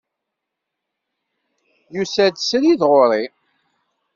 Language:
Kabyle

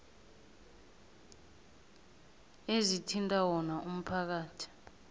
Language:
South Ndebele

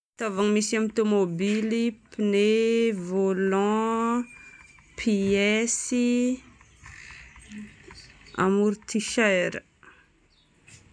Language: Northern Betsimisaraka Malagasy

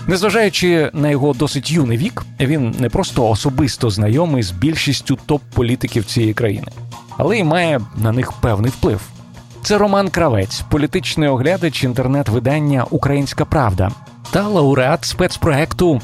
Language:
Ukrainian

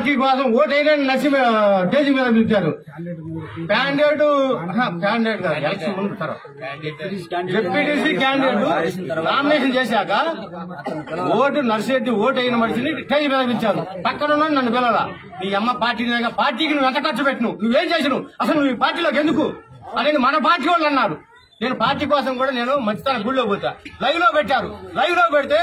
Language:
Arabic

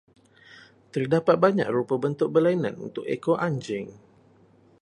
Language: Malay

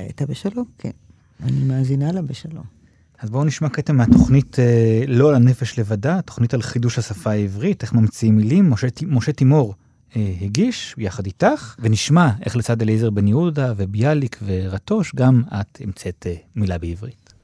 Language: Hebrew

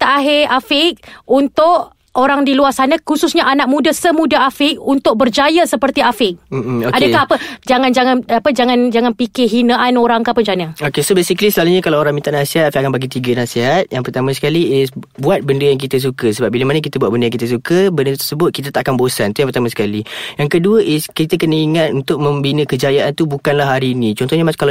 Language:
Malay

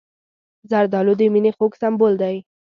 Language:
Pashto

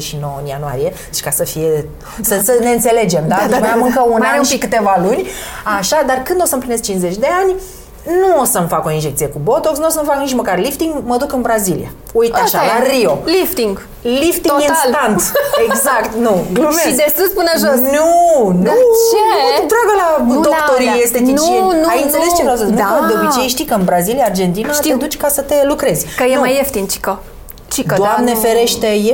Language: Romanian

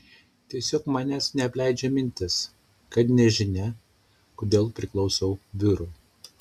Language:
Lithuanian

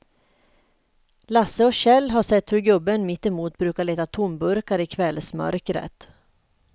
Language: Swedish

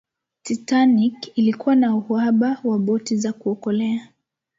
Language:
Swahili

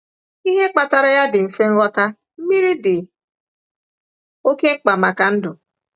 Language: Igbo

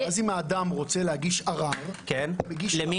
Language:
Hebrew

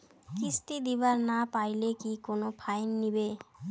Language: Bangla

